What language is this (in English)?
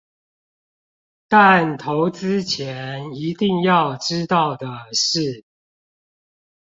Chinese